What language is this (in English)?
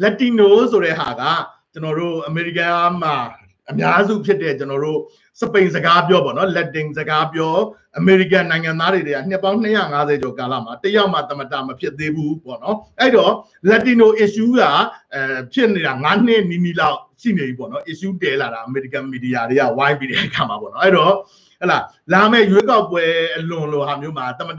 Thai